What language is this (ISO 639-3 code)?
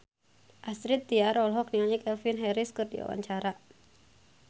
sun